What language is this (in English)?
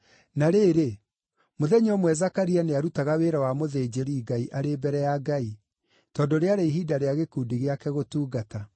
Kikuyu